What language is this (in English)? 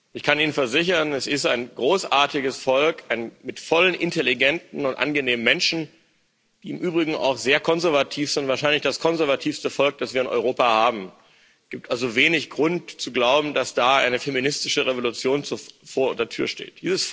German